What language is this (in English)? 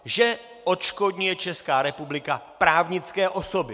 Czech